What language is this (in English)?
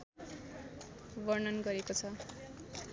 Nepali